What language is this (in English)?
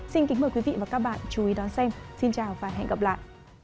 Vietnamese